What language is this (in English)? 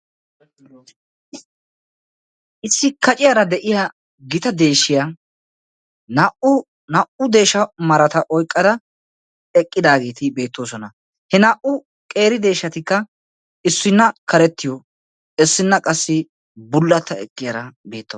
Wolaytta